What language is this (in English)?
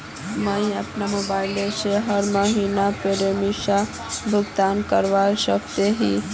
Magahi